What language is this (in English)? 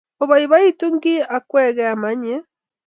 Kalenjin